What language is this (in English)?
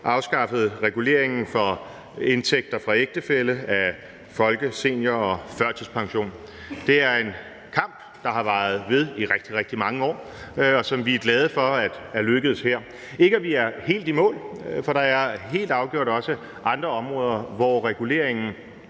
Danish